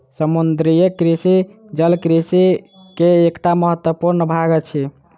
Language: Maithili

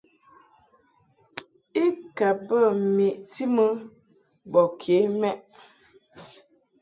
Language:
Mungaka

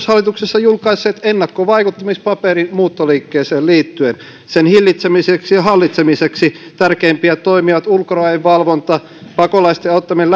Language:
Finnish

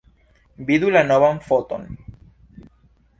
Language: Esperanto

